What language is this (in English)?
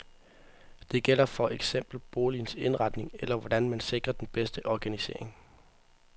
Danish